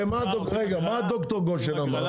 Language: Hebrew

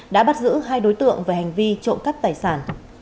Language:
Vietnamese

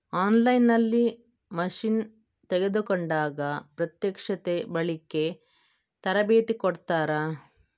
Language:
Kannada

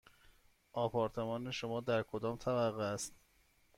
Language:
Persian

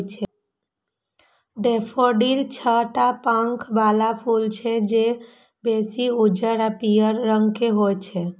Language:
Maithili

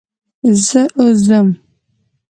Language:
Pashto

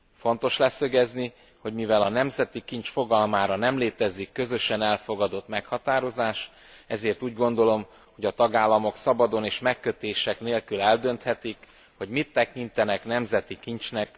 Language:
Hungarian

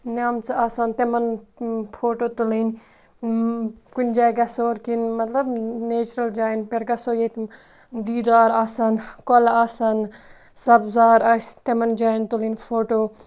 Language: Kashmiri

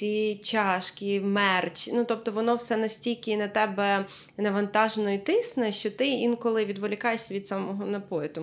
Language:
Ukrainian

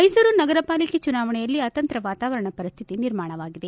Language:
Kannada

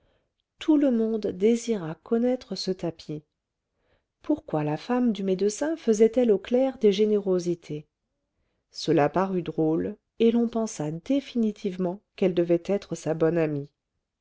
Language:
French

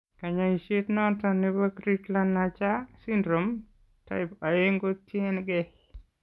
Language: Kalenjin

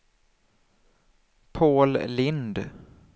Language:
Swedish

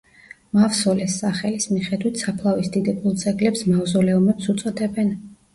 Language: Georgian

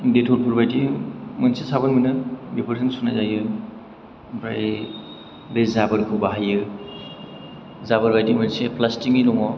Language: Bodo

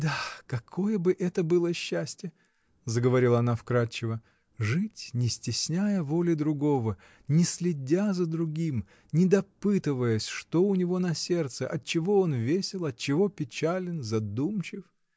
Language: Russian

